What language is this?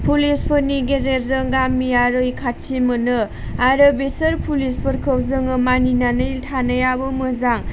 Bodo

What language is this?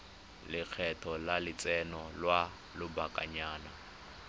Tswana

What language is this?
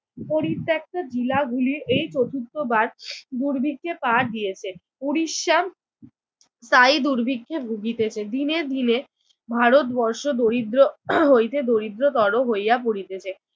Bangla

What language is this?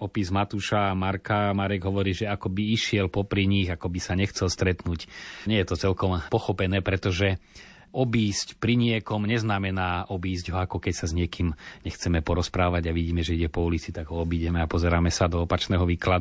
Slovak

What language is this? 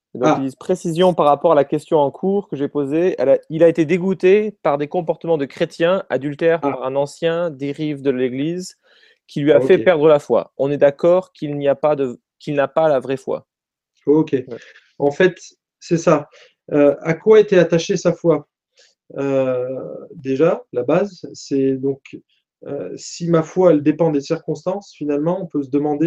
French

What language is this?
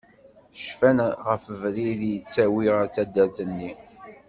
Kabyle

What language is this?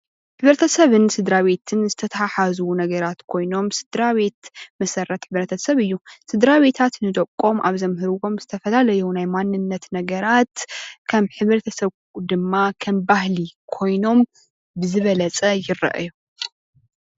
Tigrinya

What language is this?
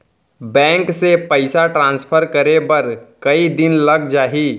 Chhattisgarhi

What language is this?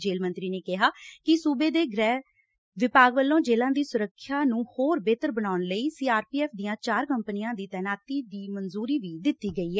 Punjabi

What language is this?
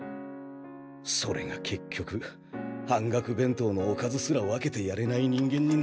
Japanese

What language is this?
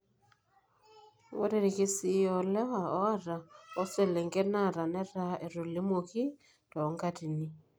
Masai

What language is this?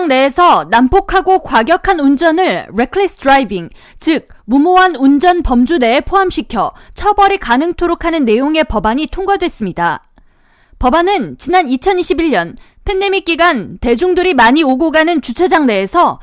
Korean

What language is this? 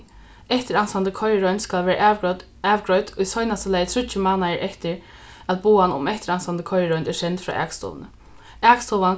Faroese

